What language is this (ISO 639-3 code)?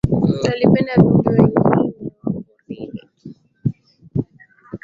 swa